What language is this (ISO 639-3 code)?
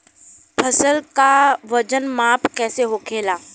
bho